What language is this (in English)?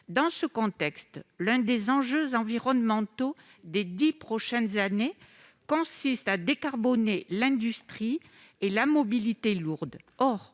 French